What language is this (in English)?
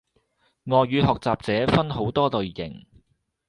Cantonese